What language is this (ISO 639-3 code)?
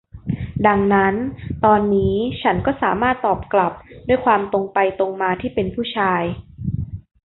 tha